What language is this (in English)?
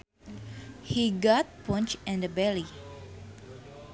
Sundanese